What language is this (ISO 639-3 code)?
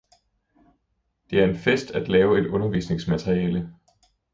dan